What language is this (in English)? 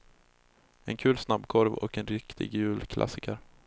Swedish